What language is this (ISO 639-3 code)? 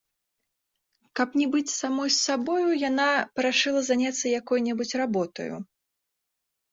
bel